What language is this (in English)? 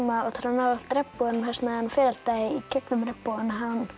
Icelandic